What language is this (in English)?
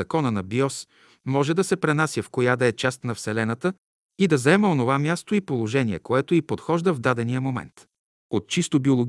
Bulgarian